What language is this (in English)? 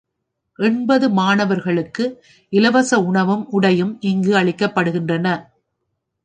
Tamil